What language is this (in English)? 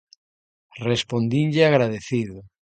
Galician